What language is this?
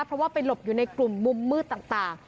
Thai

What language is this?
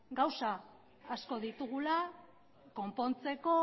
Basque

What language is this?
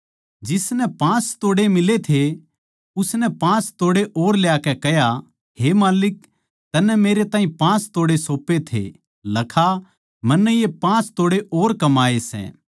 Haryanvi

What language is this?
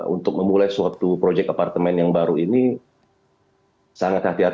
Indonesian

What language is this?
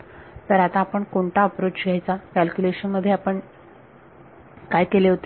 Marathi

